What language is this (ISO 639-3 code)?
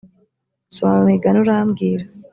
kin